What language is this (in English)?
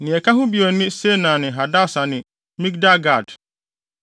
Akan